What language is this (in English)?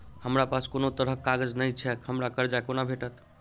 Maithili